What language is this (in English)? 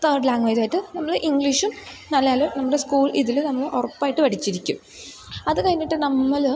Malayalam